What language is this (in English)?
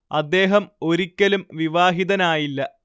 Malayalam